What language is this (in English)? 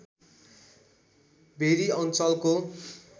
Nepali